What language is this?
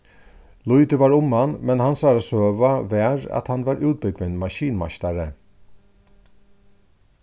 Faroese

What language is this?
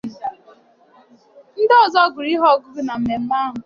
Igbo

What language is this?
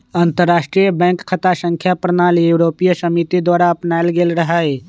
Magahi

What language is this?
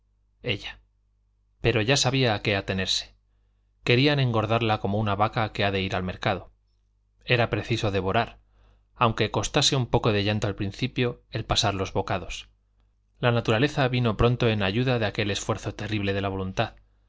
Spanish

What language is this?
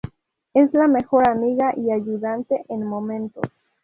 Spanish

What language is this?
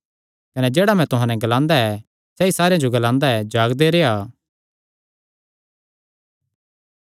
Kangri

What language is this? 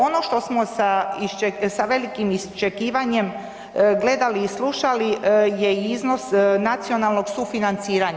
Croatian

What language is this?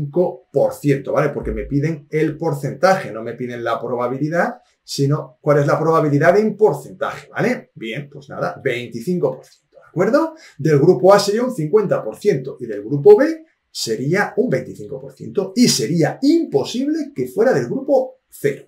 Spanish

